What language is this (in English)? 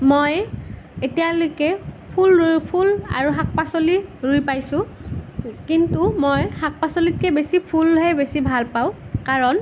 Assamese